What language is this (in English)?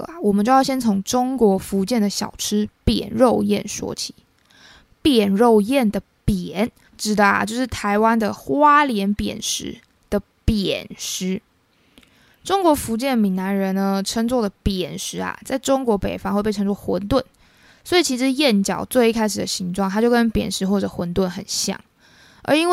Chinese